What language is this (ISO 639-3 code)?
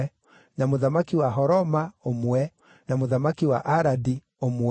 kik